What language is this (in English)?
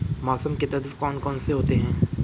Hindi